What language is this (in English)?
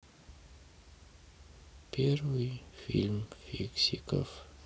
Russian